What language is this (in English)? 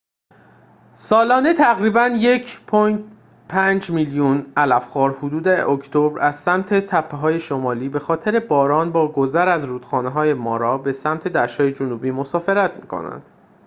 Persian